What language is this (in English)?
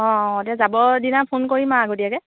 Assamese